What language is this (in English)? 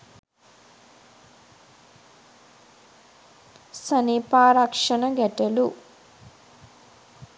Sinhala